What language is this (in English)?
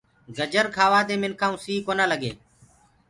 Gurgula